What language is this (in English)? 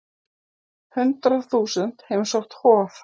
Icelandic